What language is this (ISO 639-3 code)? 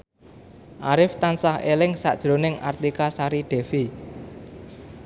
jav